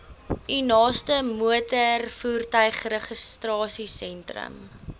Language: Afrikaans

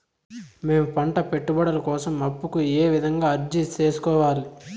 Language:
Telugu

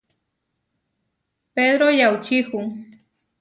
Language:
Huarijio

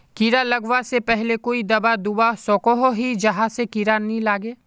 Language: Magahi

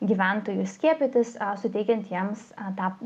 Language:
Lithuanian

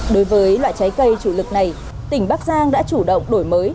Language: Vietnamese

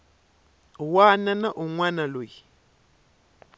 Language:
Tsonga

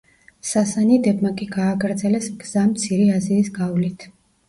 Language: Georgian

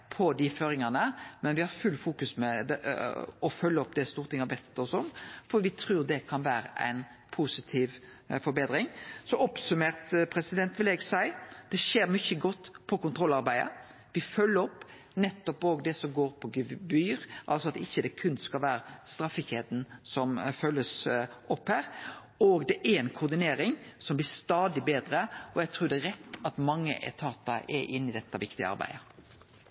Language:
Norwegian Nynorsk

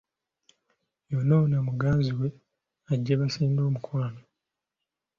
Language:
Ganda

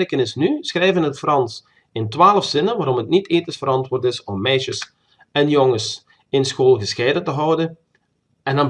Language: Dutch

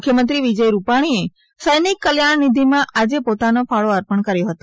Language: Gujarati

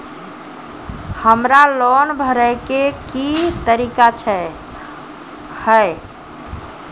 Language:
Maithili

